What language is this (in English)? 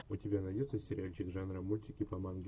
Russian